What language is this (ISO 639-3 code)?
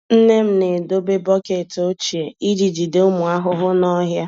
ibo